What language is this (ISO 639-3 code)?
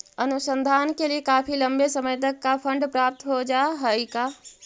mag